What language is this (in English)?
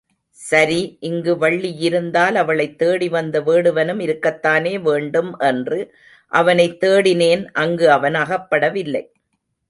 Tamil